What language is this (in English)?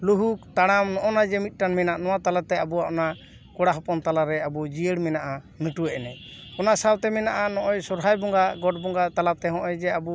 Santali